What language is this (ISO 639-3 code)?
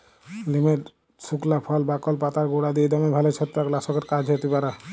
ben